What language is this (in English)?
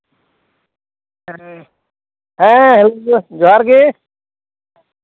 Santali